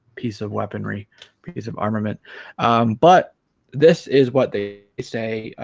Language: English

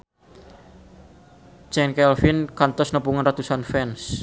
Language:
Sundanese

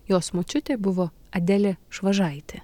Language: Lithuanian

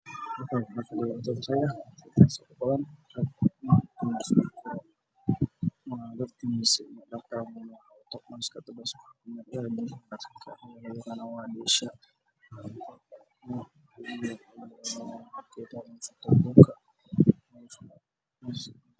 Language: Somali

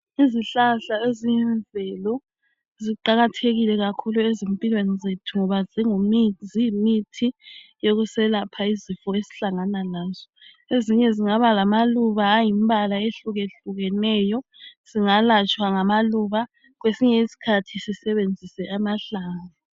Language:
North Ndebele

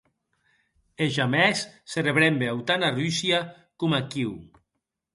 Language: Occitan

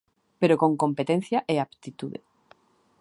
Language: Galician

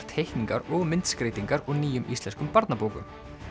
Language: Icelandic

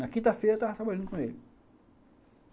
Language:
Portuguese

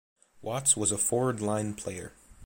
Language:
English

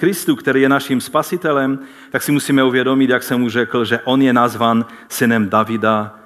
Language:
Czech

